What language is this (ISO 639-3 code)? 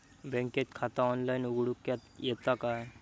mar